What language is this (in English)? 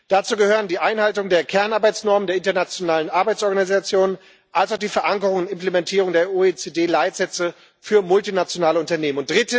German